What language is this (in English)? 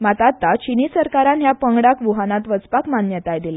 Konkani